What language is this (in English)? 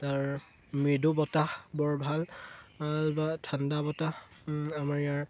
Assamese